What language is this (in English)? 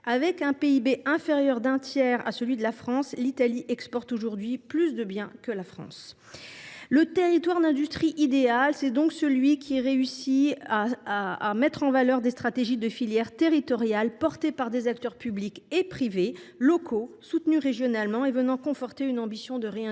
French